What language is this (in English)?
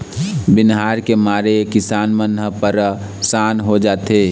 Chhattisgarhi